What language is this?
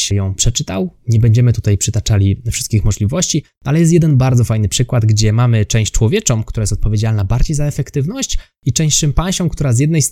Polish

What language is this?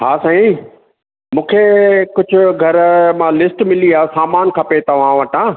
Sindhi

